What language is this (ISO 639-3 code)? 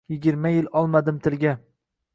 uzb